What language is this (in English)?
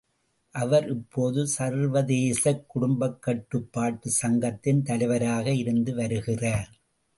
Tamil